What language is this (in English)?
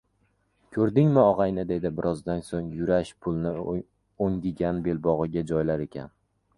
Uzbek